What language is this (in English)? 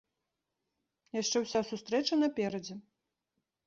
Belarusian